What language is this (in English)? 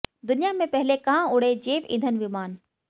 Hindi